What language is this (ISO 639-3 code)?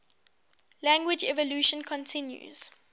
eng